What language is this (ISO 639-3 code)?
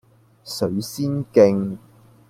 yue